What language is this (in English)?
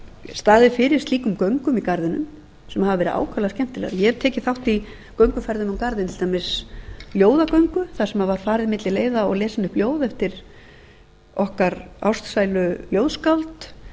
Icelandic